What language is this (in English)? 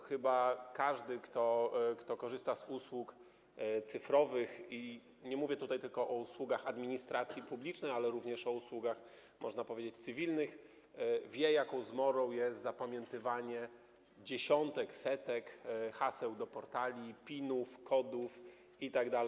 Polish